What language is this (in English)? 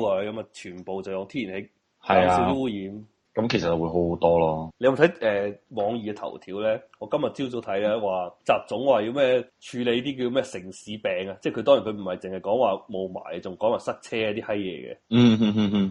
Chinese